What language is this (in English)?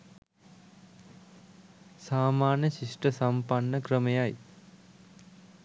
Sinhala